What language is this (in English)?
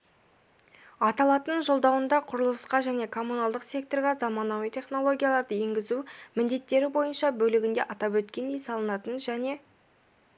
Kazakh